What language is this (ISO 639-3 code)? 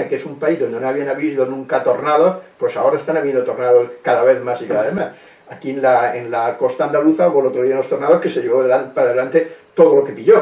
spa